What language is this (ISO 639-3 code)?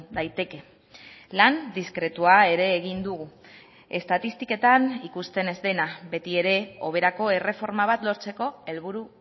eus